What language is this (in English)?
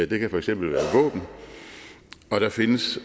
Danish